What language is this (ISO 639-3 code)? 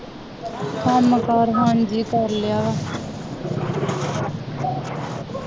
pan